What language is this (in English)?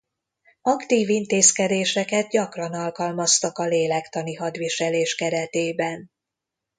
Hungarian